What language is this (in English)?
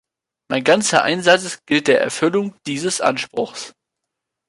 German